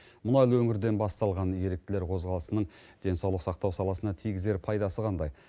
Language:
Kazakh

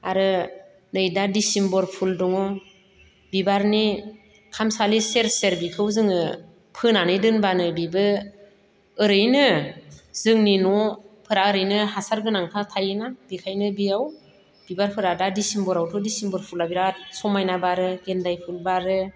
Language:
Bodo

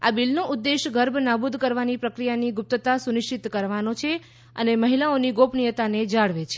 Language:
Gujarati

